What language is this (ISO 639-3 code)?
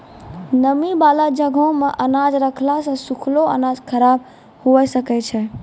mai